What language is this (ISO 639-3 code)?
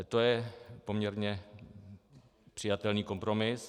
ces